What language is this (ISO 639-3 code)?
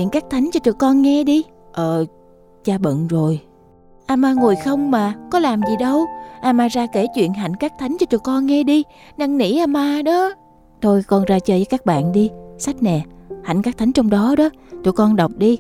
vie